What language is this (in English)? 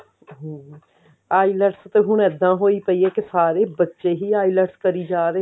Punjabi